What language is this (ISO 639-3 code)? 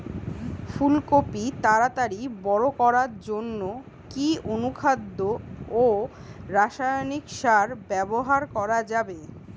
ben